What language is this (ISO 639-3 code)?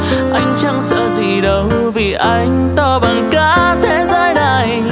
vie